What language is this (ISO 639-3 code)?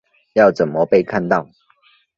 zho